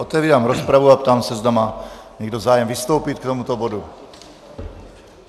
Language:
Czech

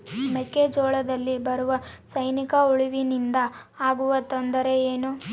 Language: Kannada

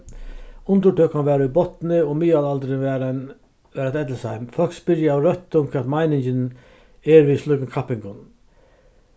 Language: Faroese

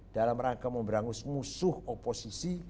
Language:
Indonesian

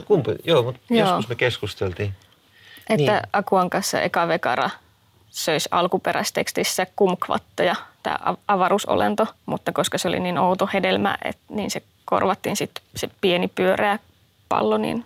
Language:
Finnish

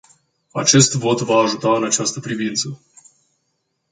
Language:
Romanian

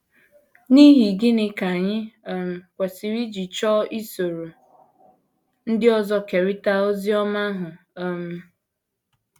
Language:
Igbo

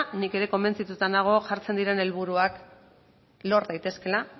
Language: Basque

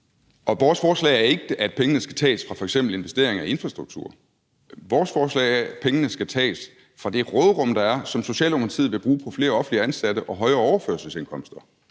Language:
Danish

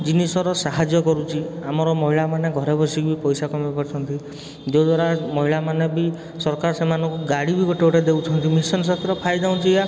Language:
Odia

